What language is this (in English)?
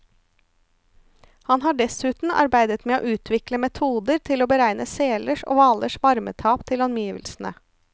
Norwegian